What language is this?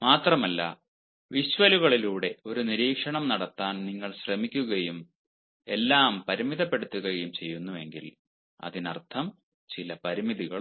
Malayalam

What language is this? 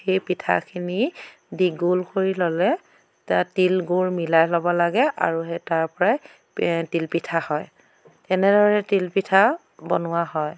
Assamese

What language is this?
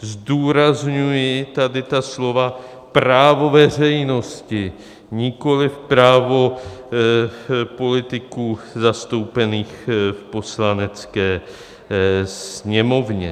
Czech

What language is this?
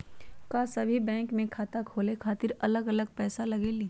Magahi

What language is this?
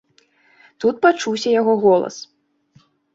Belarusian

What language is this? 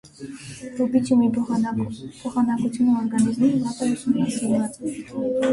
Armenian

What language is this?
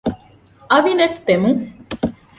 Divehi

